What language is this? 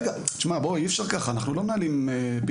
Hebrew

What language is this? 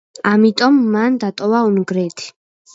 Georgian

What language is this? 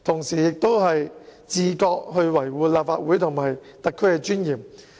Cantonese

